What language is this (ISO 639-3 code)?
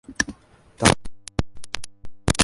ben